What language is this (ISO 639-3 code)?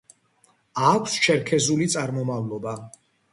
kat